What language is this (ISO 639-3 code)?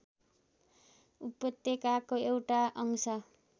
nep